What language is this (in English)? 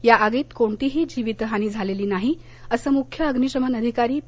Marathi